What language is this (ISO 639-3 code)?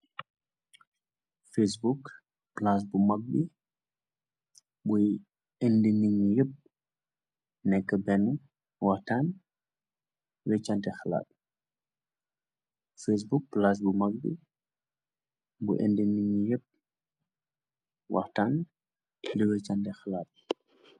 wol